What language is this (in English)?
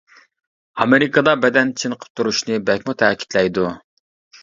Uyghur